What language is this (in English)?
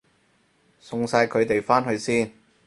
Cantonese